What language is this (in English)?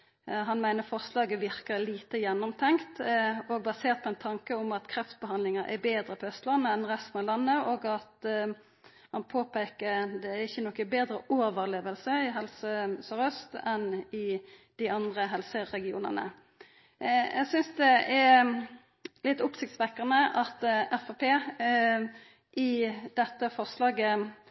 Norwegian Nynorsk